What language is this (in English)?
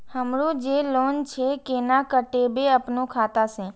Maithili